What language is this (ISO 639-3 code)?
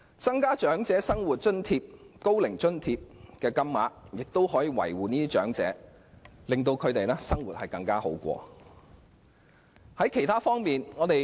yue